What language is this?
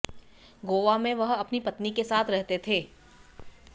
Hindi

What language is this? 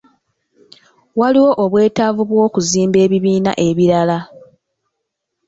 Ganda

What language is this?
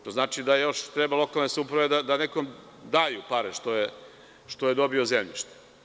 Serbian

